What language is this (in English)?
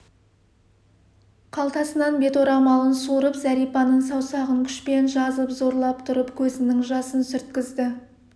Kazakh